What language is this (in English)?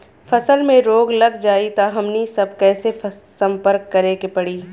Bhojpuri